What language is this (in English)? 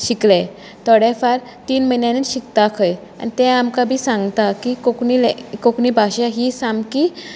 Konkani